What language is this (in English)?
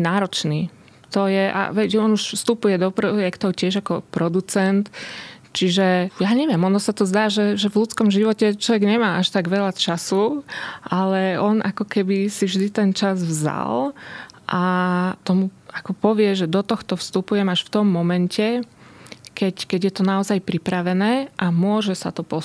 Slovak